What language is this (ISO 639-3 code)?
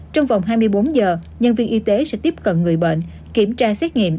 vie